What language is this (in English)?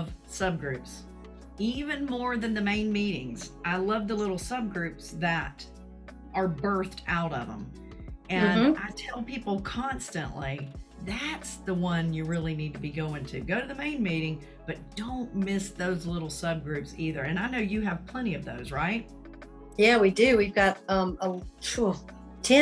English